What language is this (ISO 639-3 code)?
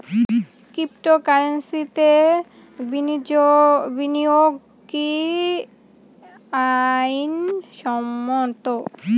ben